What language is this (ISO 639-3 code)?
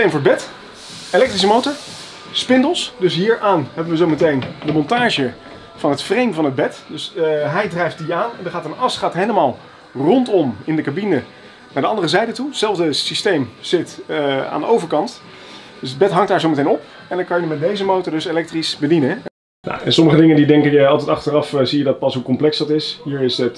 nld